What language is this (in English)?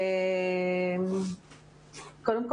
Hebrew